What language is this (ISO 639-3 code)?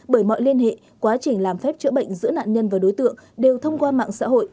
vie